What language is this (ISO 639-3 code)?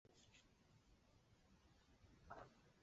zho